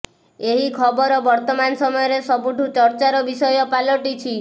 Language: Odia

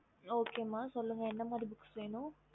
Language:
Tamil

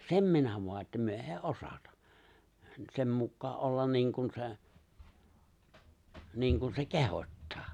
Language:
Finnish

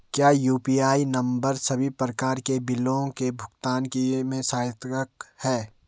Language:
Hindi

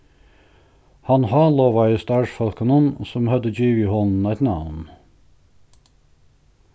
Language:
Faroese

